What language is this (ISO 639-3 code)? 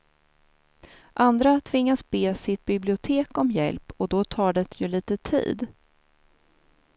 swe